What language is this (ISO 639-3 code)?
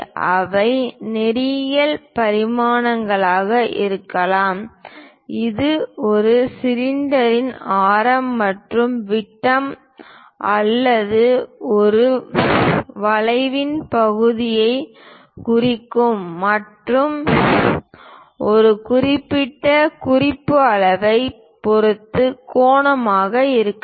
tam